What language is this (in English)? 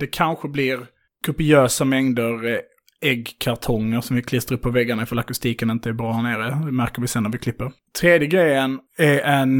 Swedish